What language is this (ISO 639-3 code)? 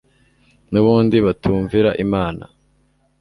kin